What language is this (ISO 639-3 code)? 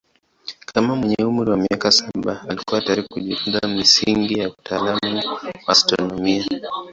swa